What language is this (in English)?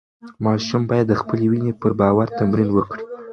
Pashto